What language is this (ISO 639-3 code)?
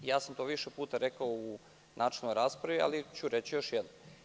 srp